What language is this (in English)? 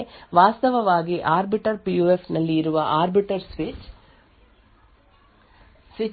Kannada